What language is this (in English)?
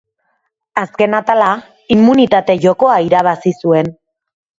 Basque